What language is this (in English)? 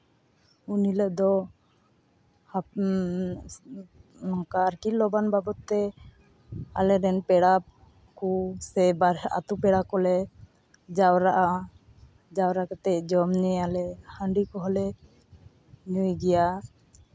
Santali